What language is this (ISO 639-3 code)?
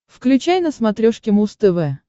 rus